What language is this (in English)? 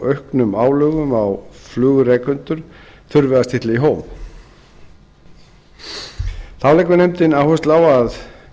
Icelandic